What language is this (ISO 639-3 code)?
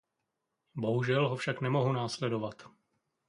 ces